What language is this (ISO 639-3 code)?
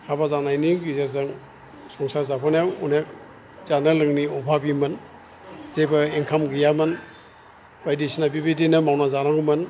brx